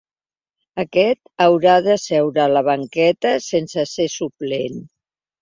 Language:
Catalan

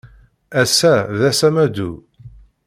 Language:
Kabyle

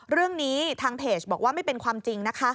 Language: Thai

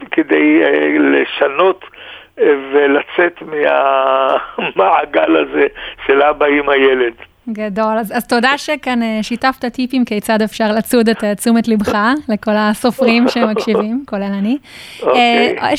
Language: Hebrew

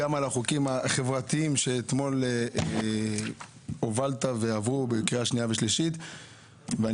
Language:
Hebrew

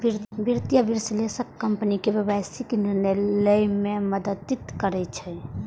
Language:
Maithili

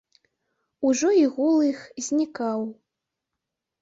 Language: Belarusian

